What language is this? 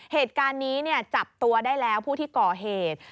Thai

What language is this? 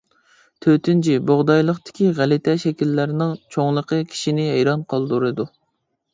Uyghur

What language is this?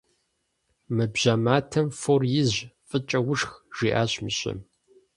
Kabardian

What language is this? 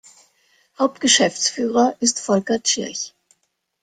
German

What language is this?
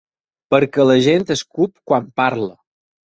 Catalan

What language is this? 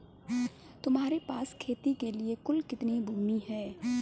Hindi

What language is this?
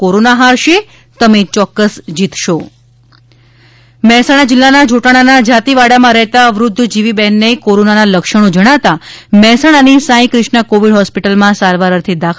Gujarati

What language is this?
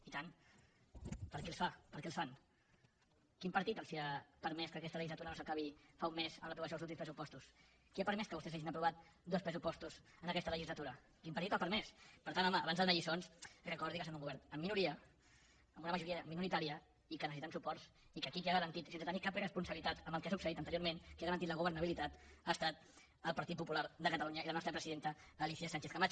Catalan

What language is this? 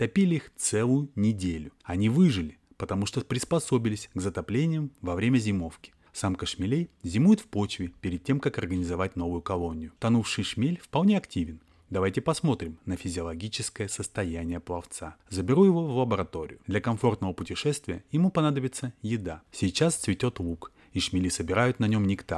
Russian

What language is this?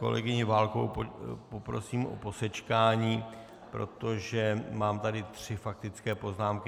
Czech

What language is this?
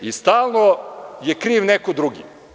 Serbian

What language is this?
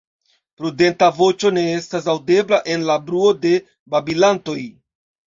Esperanto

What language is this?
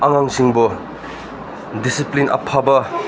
Manipuri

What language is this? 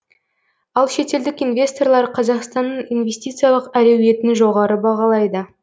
Kazakh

